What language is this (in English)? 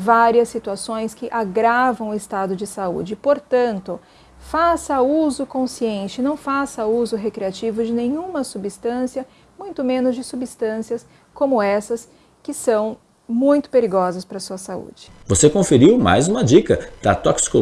Portuguese